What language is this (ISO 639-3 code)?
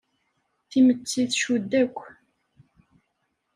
kab